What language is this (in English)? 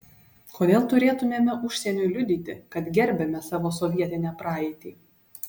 Lithuanian